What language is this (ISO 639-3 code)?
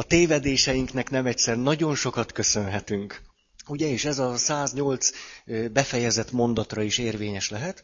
hun